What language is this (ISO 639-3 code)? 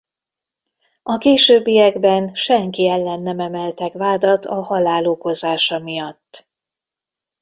hun